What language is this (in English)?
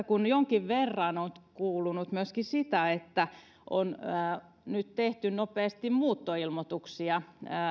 Finnish